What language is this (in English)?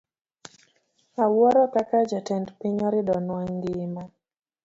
Luo (Kenya and Tanzania)